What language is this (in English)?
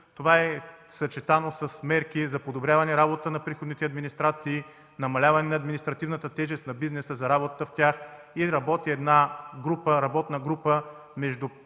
Bulgarian